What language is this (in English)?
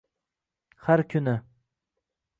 Uzbek